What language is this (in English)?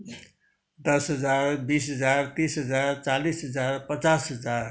Nepali